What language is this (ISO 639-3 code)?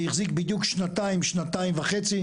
heb